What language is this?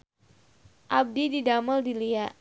Sundanese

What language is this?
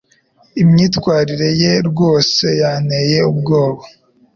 Kinyarwanda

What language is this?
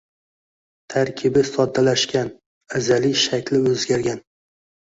Uzbek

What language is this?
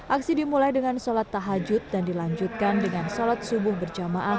Indonesian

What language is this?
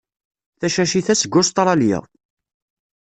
Kabyle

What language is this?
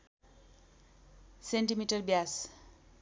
Nepali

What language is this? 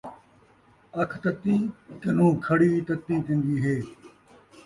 Saraiki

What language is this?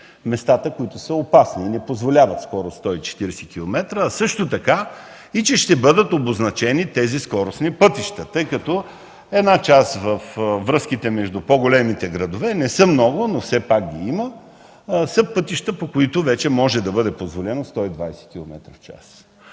Bulgarian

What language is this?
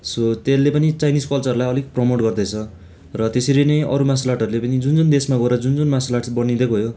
Nepali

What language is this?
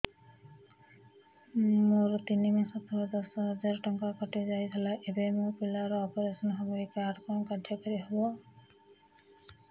Odia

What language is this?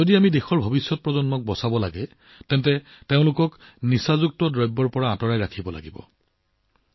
Assamese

